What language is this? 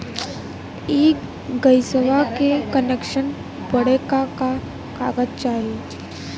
Bhojpuri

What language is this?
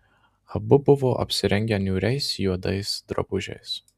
Lithuanian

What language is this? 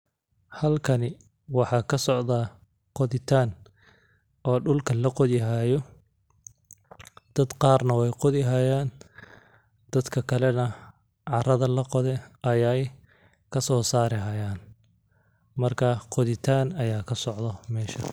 Somali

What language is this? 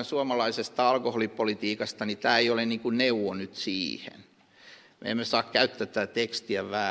Finnish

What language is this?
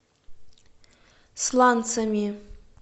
Russian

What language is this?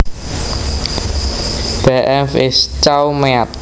Javanese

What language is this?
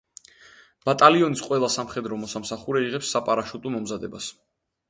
Georgian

